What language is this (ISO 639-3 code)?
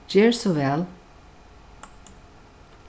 fao